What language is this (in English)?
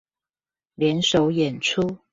Chinese